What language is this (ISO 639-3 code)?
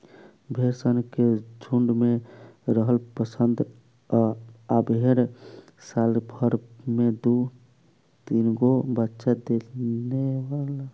bho